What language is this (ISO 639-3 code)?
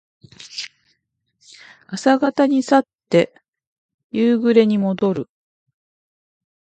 jpn